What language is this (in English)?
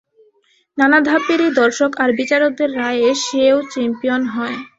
Bangla